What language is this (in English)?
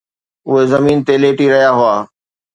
Sindhi